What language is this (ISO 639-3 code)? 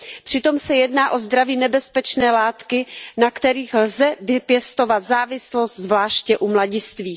ces